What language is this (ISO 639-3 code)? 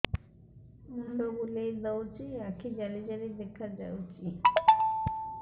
ori